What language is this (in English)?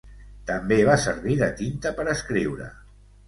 Catalan